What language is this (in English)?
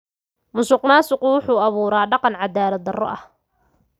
Somali